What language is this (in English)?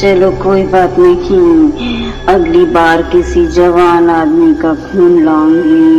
Hindi